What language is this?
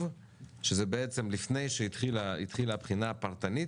Hebrew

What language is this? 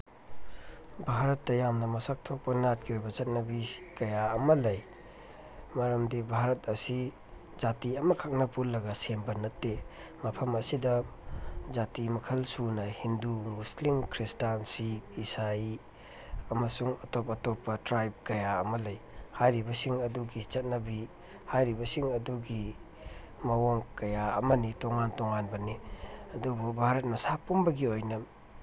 Manipuri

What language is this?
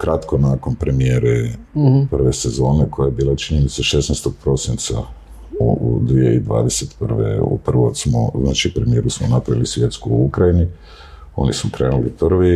Croatian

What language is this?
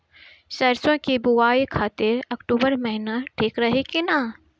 Bhojpuri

